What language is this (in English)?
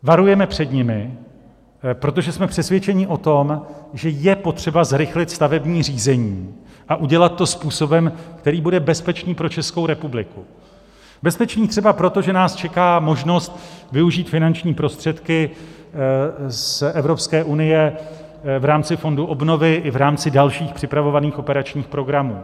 Czech